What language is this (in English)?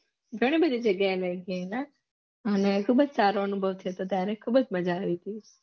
Gujarati